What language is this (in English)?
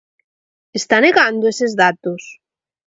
Galician